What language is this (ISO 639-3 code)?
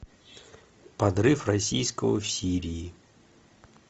rus